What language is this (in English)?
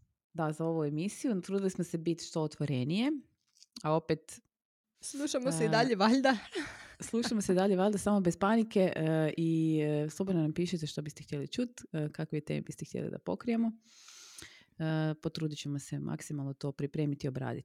Croatian